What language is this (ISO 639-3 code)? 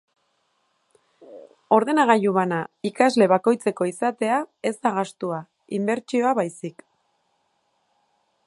eus